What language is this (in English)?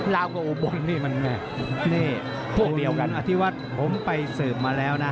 Thai